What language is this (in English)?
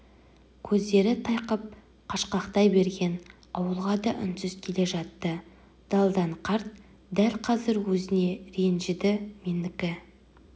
Kazakh